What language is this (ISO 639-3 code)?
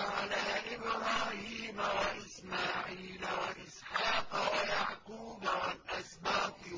ara